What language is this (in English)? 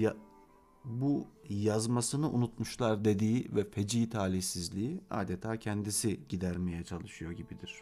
Turkish